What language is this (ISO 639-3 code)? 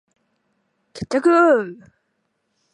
jpn